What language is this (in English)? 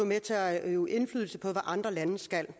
Danish